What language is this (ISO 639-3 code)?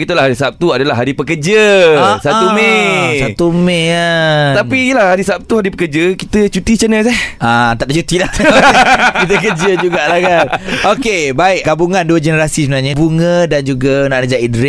msa